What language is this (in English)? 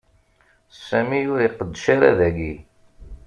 Kabyle